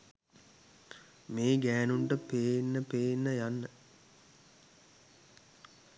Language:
Sinhala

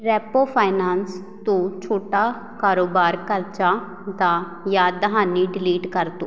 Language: Punjabi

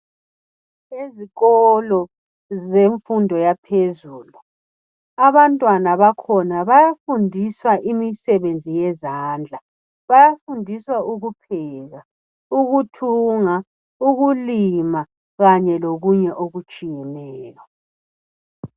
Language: North Ndebele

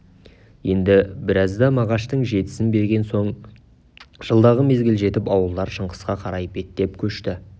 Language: Kazakh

